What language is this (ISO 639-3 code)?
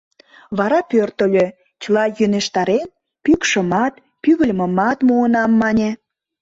chm